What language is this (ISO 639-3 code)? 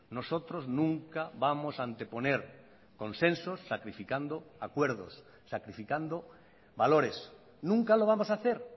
spa